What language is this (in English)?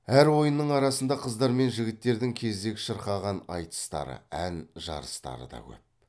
Kazakh